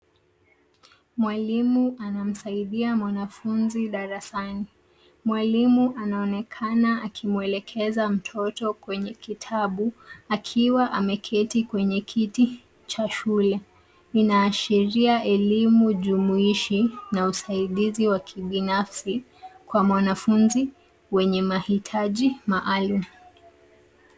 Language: Swahili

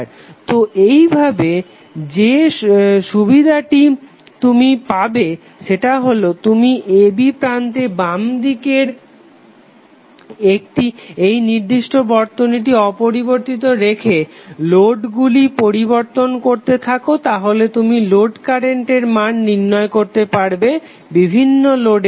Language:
Bangla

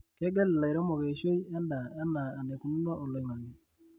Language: Masai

